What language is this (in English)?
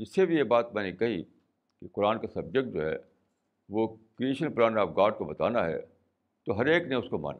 Urdu